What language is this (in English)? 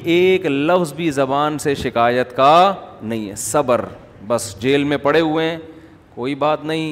Urdu